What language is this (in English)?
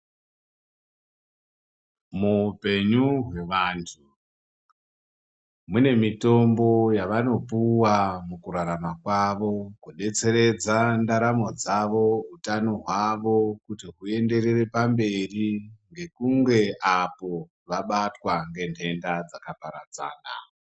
Ndau